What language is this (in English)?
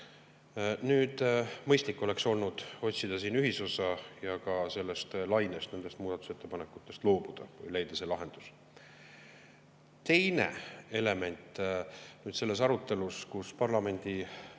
Estonian